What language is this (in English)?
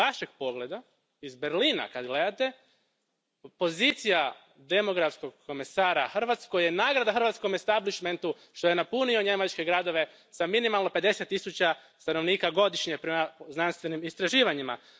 Croatian